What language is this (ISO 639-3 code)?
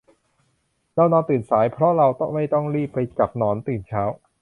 tha